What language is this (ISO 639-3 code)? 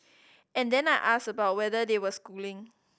eng